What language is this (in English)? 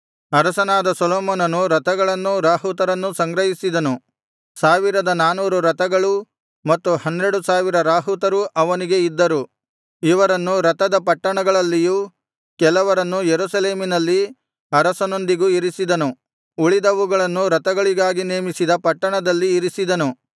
Kannada